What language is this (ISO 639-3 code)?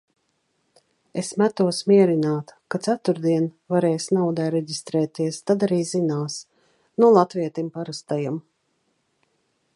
lav